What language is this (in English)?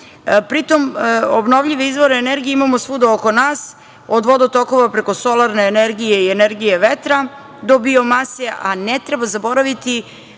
Serbian